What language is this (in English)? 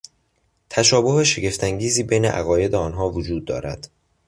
Persian